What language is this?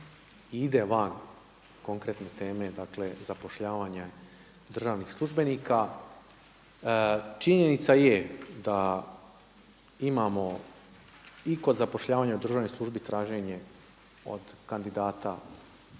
Croatian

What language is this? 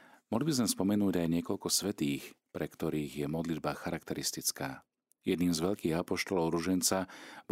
Slovak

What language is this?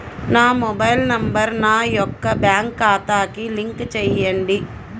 Telugu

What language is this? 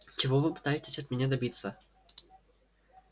Russian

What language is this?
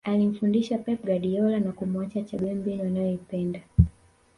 Swahili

